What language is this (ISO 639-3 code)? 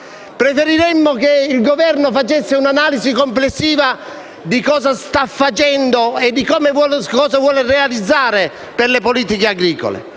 ita